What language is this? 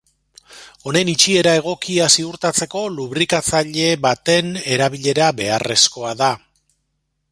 Basque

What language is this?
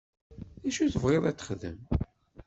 Kabyle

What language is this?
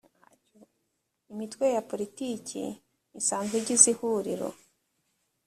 Kinyarwanda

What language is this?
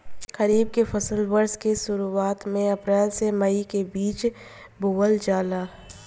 Bhojpuri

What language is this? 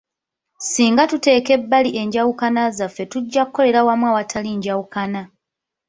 Ganda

